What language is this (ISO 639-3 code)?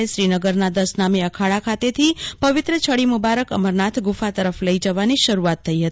guj